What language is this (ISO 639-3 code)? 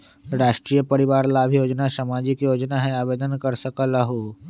mag